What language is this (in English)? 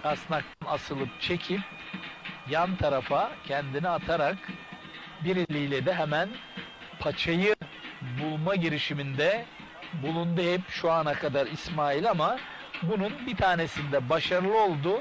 Turkish